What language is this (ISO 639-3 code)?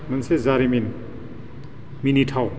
brx